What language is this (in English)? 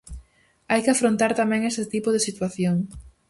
Galician